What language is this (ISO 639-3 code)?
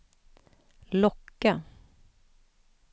swe